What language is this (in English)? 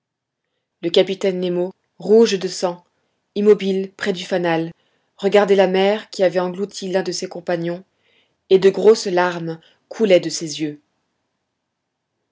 French